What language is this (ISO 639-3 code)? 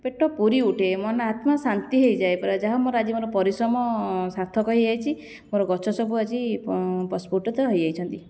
ori